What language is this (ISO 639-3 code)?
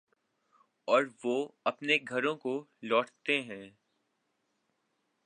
urd